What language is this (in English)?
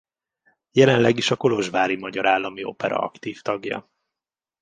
Hungarian